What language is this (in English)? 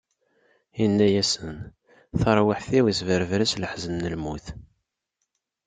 Kabyle